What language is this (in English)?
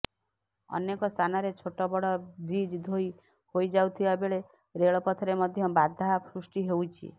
Odia